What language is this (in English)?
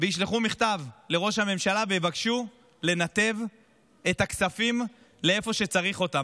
Hebrew